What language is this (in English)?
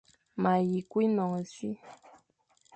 Fang